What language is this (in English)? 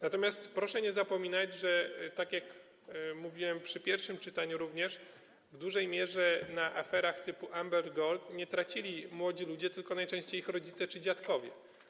Polish